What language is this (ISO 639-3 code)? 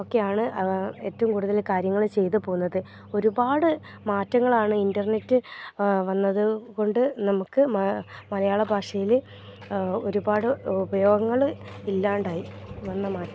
mal